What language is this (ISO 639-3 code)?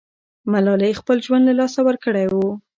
pus